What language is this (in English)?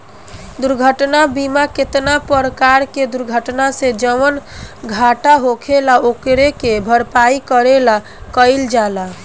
Bhojpuri